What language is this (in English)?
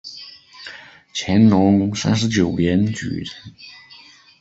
Chinese